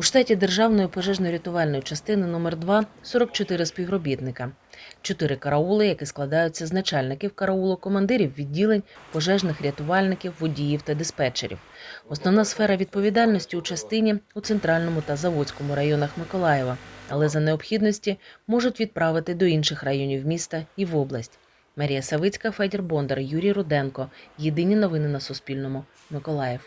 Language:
Ukrainian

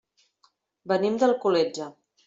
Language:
Catalan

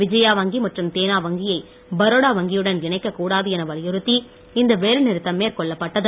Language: Tamil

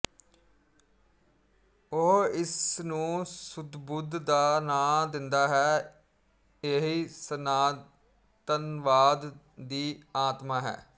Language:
Punjabi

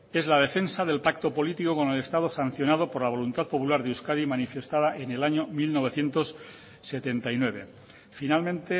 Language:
Spanish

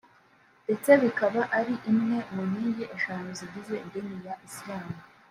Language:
Kinyarwanda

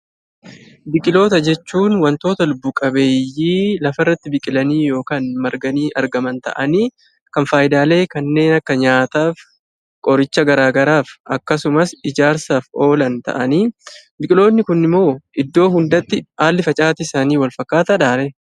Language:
Oromo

